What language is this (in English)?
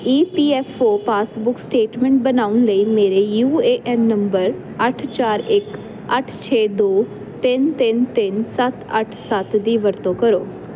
Punjabi